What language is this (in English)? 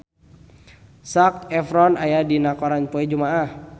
Sundanese